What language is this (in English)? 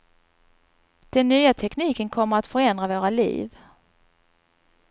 Swedish